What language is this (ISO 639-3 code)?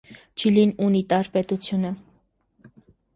hye